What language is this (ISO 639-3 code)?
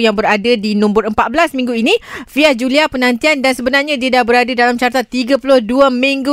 msa